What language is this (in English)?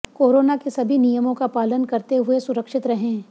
Hindi